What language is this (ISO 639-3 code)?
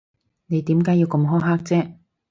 yue